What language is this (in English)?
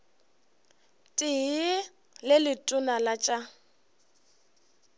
Northern Sotho